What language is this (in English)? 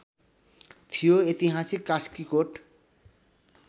Nepali